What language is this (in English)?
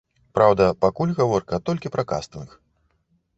Belarusian